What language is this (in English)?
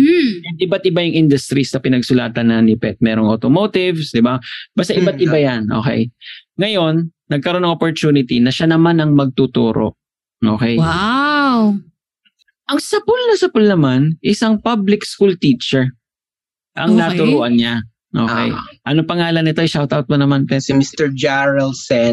Filipino